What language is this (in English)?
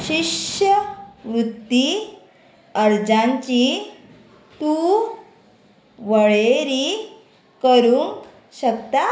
Konkani